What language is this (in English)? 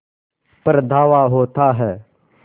Hindi